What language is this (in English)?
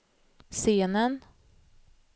Swedish